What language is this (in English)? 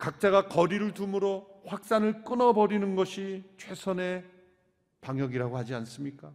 Korean